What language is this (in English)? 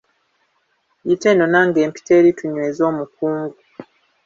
Ganda